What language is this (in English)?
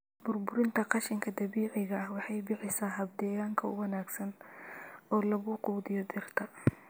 Somali